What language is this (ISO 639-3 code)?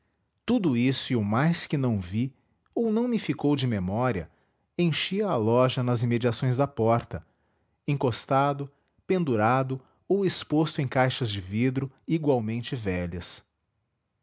por